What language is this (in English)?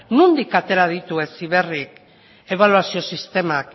Basque